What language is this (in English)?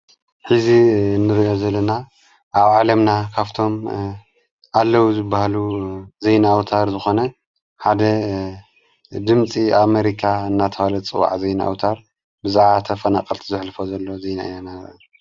Tigrinya